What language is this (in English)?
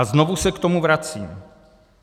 Czech